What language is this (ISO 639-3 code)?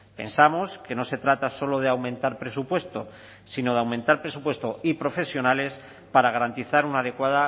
spa